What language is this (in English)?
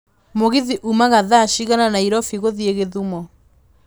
Kikuyu